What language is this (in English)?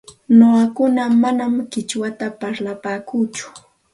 Santa Ana de Tusi Pasco Quechua